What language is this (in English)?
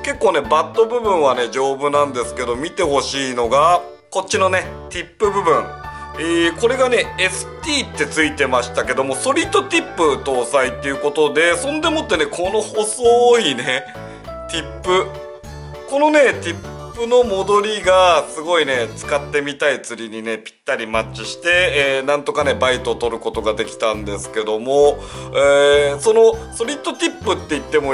Japanese